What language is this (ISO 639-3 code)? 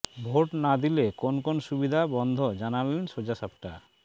ben